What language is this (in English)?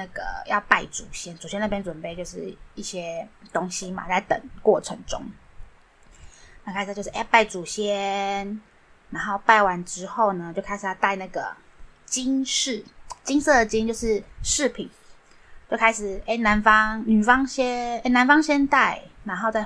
Chinese